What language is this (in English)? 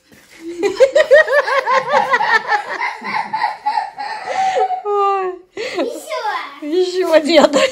Russian